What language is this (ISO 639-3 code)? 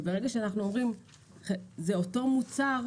heb